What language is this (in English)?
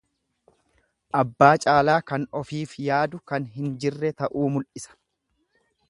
Oromo